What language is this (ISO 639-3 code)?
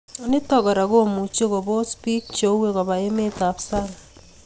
kln